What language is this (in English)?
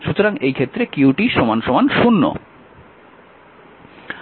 Bangla